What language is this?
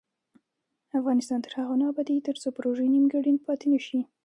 Pashto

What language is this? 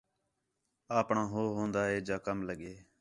Khetrani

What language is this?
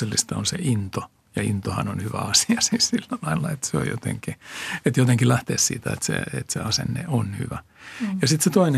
Finnish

